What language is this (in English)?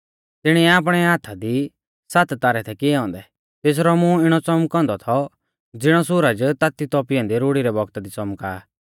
Mahasu Pahari